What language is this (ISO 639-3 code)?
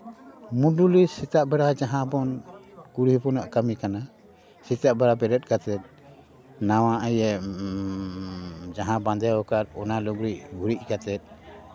sat